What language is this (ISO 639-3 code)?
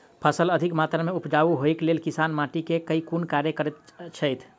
mai